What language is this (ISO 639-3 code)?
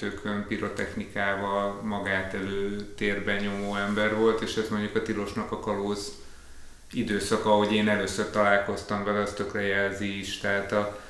hun